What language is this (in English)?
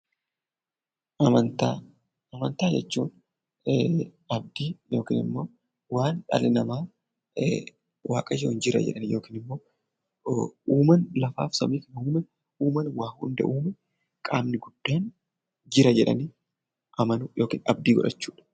Oromo